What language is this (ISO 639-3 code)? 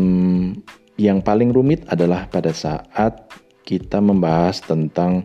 ind